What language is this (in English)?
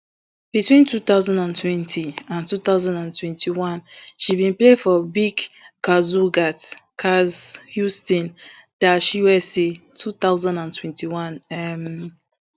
Nigerian Pidgin